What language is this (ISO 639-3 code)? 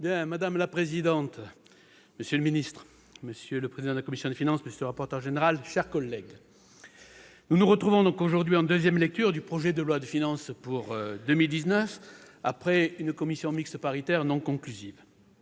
fra